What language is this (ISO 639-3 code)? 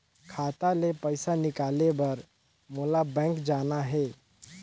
hne